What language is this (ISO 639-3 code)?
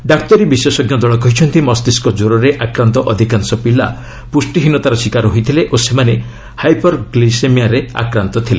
ori